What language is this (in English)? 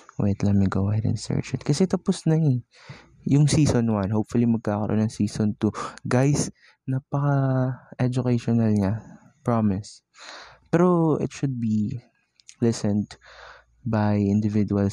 Filipino